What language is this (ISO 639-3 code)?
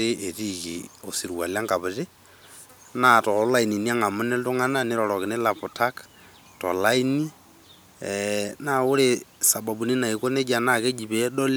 mas